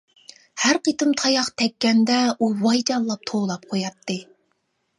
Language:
Uyghur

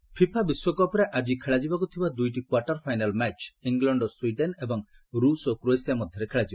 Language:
Odia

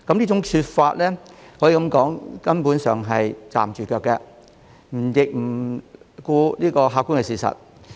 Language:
Cantonese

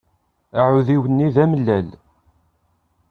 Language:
Kabyle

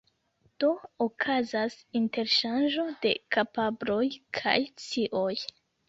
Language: Esperanto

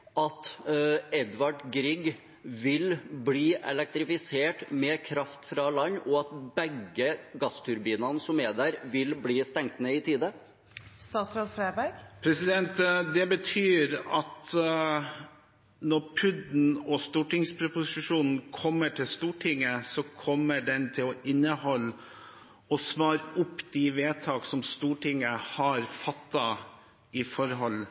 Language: Norwegian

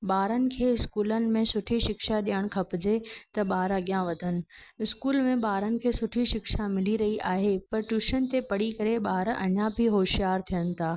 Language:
Sindhi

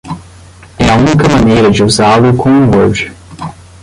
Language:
Portuguese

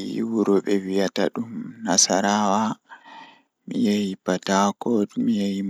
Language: Fula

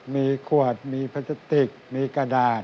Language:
Thai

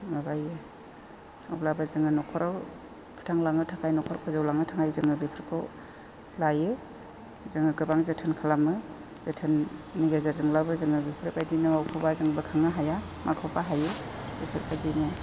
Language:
Bodo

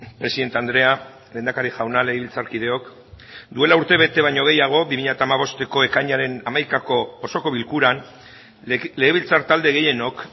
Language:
Basque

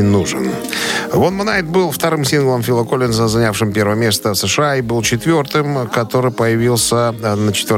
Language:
Russian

